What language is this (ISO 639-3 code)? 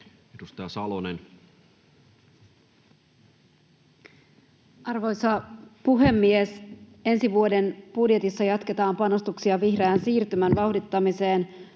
fin